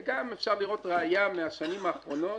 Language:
Hebrew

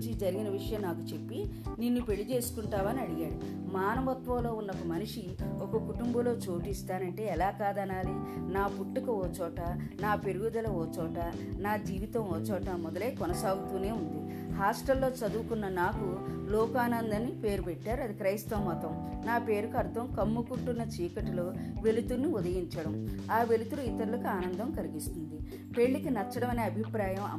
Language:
Telugu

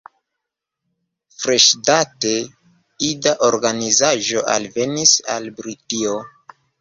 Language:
Esperanto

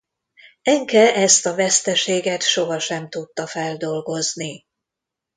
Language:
Hungarian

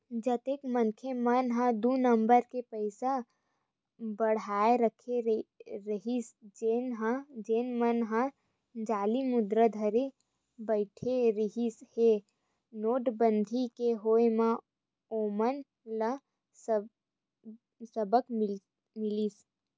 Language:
Chhattisgarhi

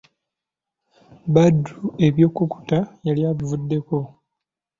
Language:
Ganda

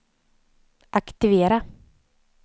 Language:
Swedish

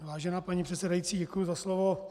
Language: Czech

